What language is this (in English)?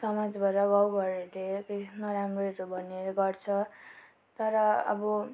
Nepali